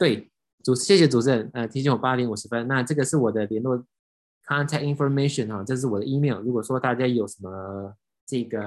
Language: Chinese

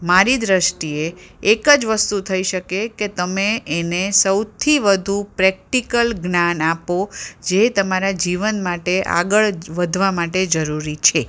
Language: Gujarati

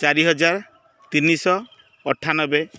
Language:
Odia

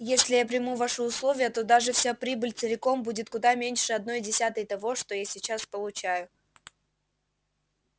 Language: Russian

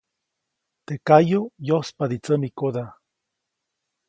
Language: Copainalá Zoque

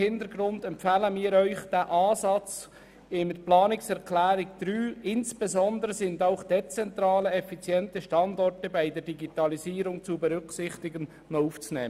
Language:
Swiss German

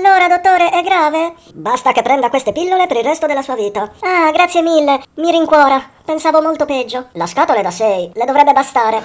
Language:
Italian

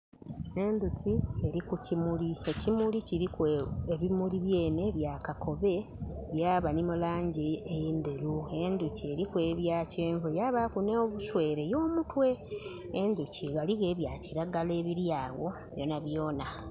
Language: Soga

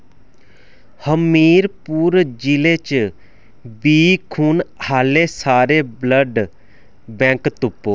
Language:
Dogri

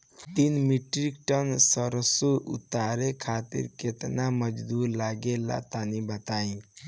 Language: Bhojpuri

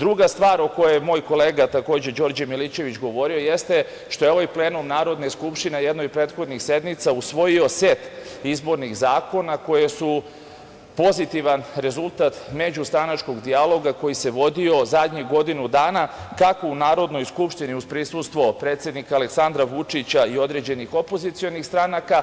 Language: Serbian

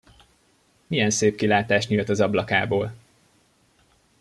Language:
Hungarian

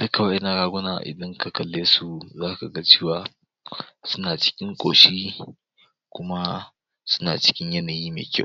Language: Hausa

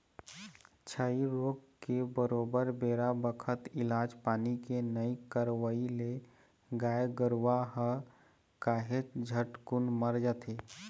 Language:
Chhattisgarhi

